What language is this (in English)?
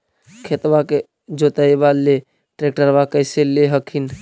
Magahi